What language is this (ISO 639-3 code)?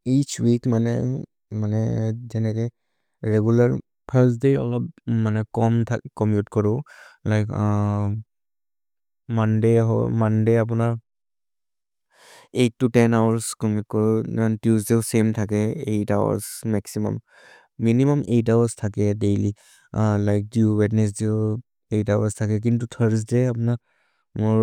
mrr